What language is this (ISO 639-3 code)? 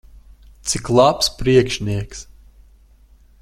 lav